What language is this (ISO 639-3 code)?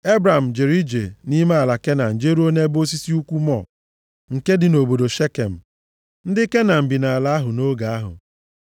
ibo